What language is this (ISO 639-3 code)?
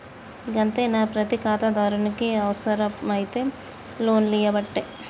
tel